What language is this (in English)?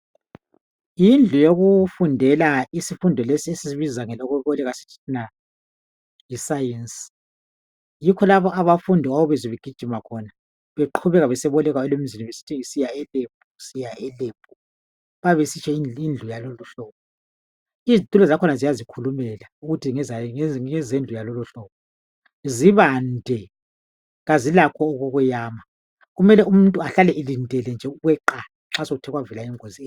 North Ndebele